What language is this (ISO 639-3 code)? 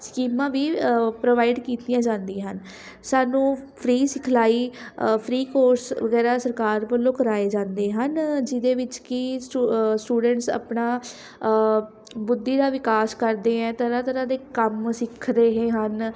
pan